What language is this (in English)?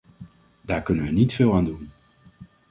Dutch